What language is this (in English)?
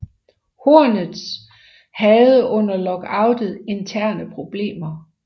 Danish